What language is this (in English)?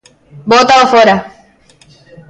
Galician